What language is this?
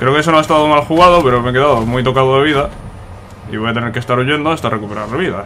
Spanish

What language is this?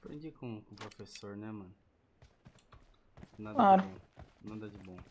Portuguese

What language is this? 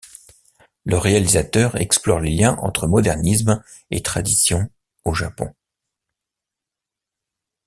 French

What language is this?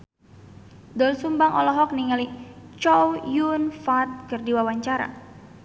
Sundanese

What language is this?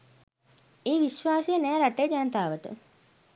Sinhala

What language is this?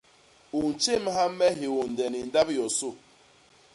Basaa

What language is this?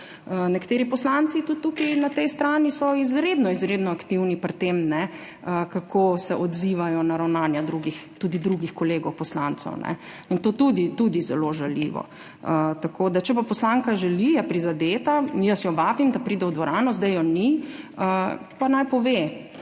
Slovenian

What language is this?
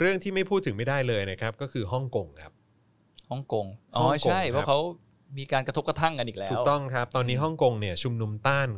Thai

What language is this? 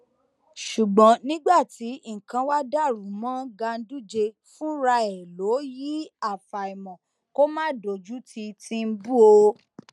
Yoruba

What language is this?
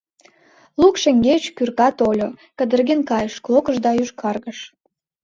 Mari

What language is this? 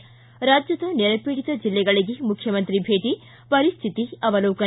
Kannada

